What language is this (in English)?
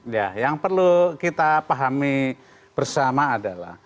Indonesian